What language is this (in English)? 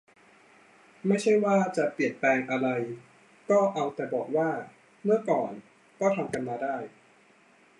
Thai